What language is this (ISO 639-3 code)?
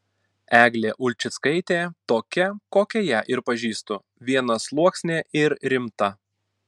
lit